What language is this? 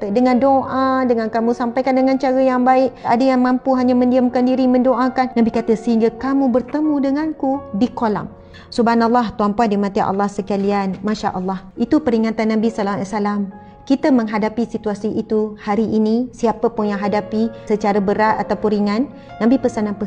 Malay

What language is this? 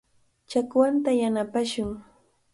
Cajatambo North Lima Quechua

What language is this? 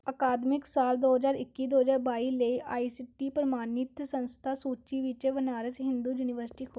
Punjabi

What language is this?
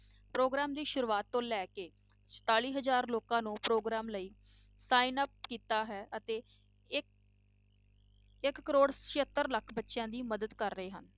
Punjabi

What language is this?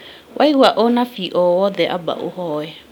Kikuyu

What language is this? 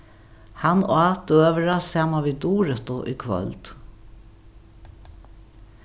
Faroese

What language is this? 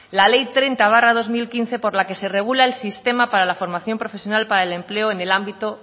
Spanish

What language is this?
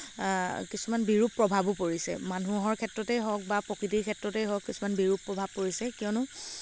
Assamese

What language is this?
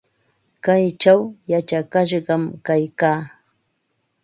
Ambo-Pasco Quechua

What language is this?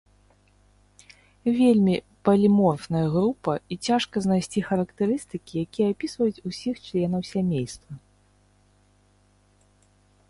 Belarusian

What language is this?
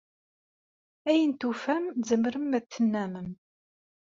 Kabyle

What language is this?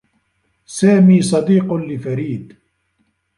Arabic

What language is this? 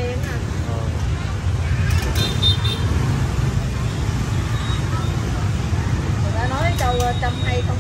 Vietnamese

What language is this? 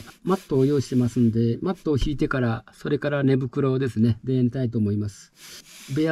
Japanese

